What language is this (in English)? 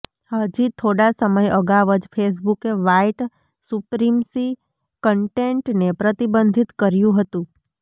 Gujarati